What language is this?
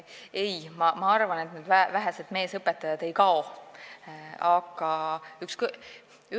Estonian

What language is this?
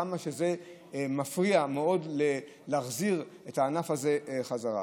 Hebrew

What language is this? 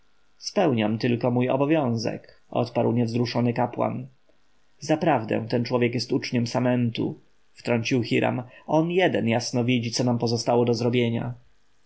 Polish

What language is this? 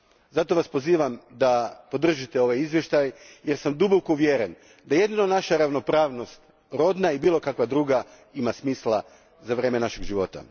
Croatian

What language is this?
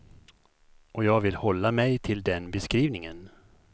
Swedish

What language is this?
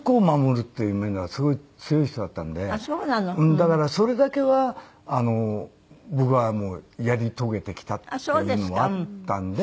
Japanese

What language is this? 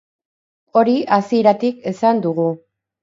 Basque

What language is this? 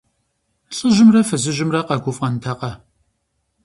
Kabardian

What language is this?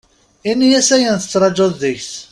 Kabyle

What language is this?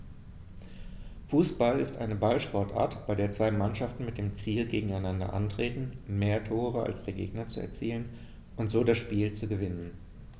German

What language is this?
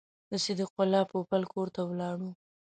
Pashto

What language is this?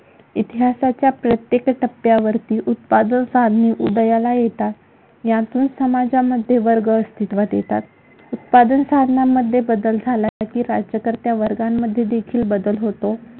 Marathi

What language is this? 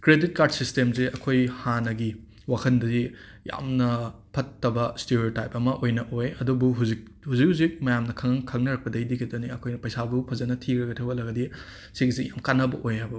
Manipuri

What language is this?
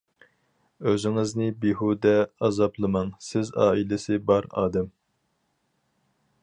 Uyghur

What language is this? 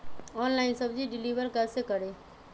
Magahi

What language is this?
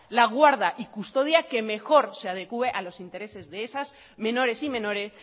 Spanish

